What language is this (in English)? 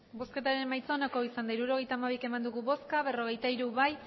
Basque